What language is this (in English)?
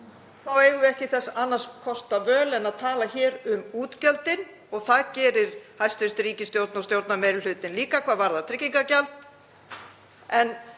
Icelandic